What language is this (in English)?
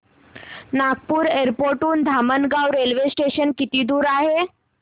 Marathi